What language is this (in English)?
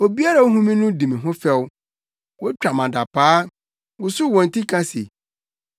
Akan